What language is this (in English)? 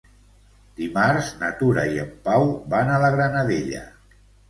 Catalan